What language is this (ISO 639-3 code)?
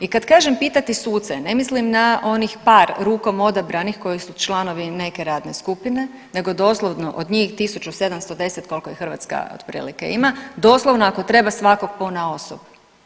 hrv